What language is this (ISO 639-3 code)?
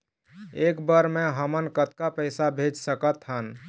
hne